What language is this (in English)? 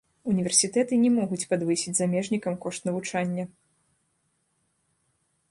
Belarusian